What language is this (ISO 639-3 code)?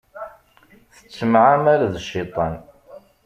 kab